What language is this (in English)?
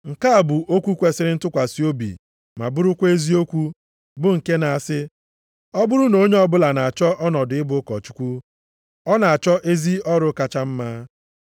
Igbo